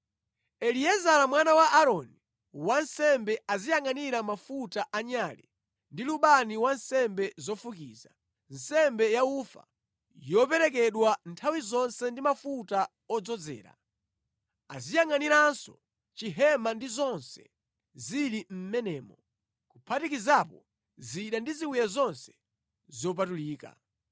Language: Nyanja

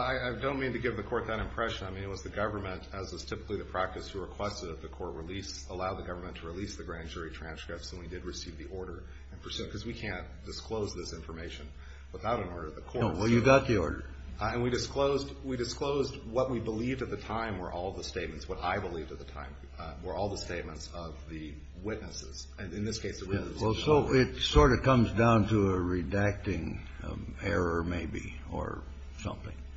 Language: English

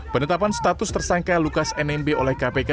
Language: Indonesian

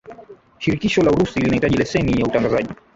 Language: Swahili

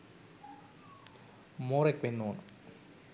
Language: Sinhala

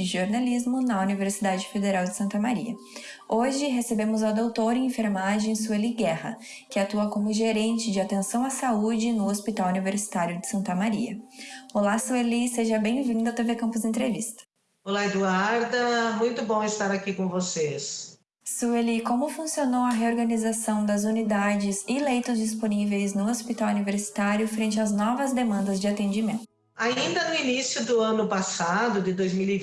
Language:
Portuguese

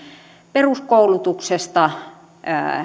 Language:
Finnish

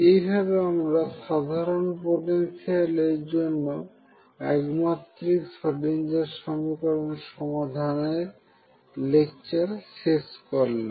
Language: Bangla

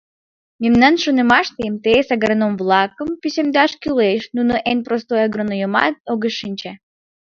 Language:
Mari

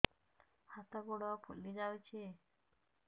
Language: Odia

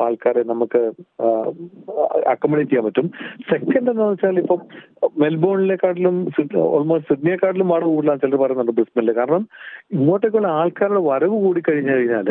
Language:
Malayalam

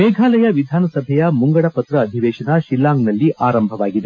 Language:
Kannada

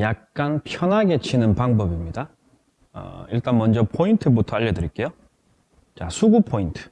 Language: Korean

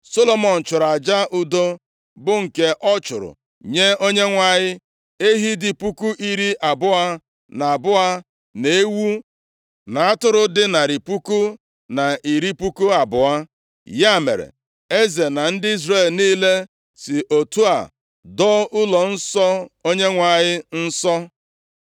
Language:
Igbo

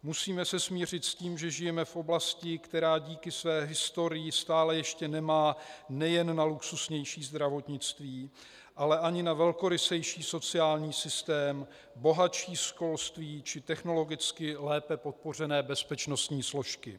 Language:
Czech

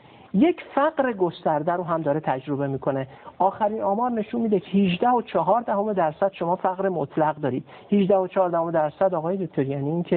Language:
Persian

